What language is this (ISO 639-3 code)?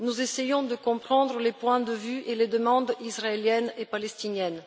fra